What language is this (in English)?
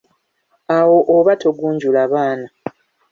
Ganda